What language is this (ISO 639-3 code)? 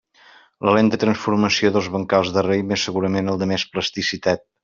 cat